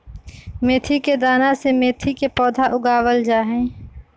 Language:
Magahi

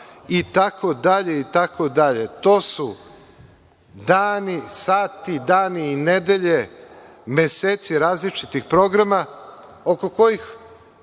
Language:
Serbian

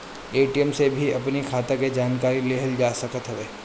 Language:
Bhojpuri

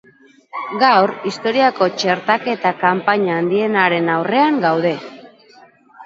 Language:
Basque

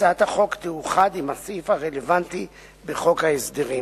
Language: Hebrew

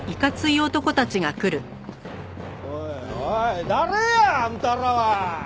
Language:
Japanese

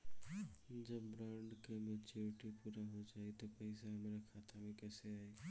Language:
Bhojpuri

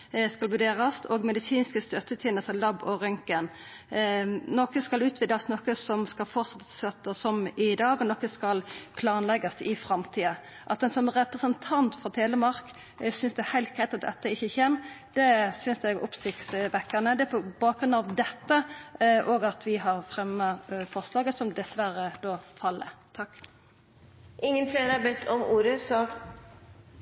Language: Norwegian Nynorsk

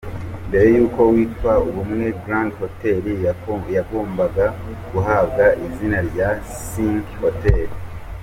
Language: Kinyarwanda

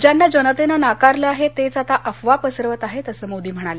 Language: Marathi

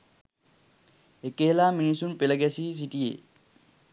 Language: Sinhala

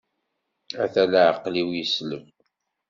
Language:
Kabyle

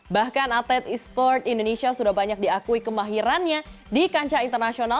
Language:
Indonesian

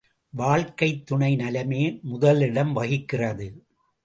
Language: Tamil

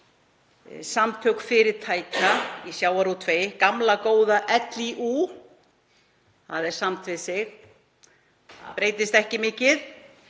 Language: Icelandic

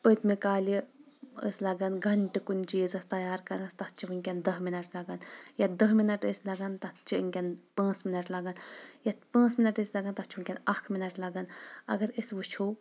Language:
Kashmiri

